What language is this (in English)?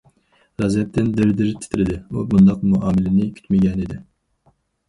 Uyghur